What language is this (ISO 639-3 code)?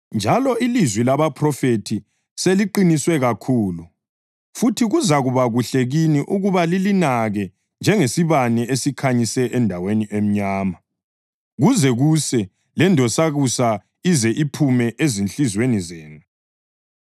nde